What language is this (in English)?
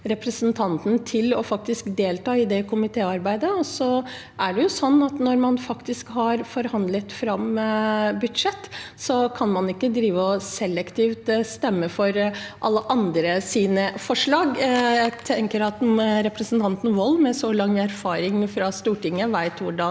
Norwegian